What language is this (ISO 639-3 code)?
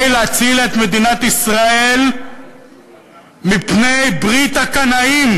heb